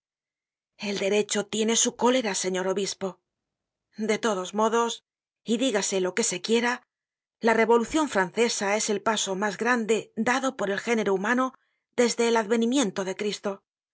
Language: Spanish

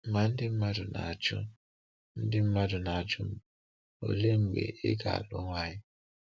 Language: Igbo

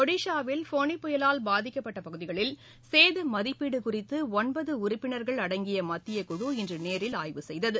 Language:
Tamil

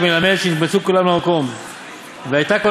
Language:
Hebrew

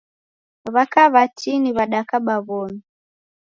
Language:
Taita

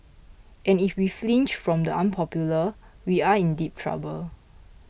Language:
English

